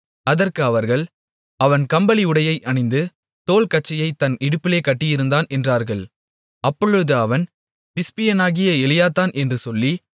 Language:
Tamil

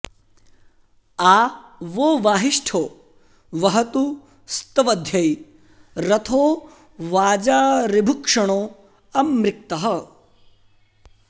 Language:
Sanskrit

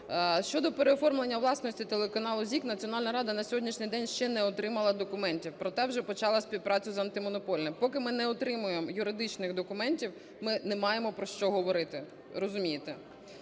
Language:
Ukrainian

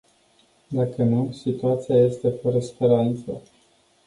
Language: Romanian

